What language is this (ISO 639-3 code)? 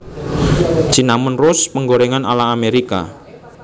jav